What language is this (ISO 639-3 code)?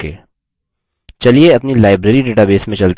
hin